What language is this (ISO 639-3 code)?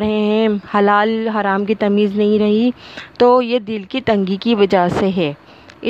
urd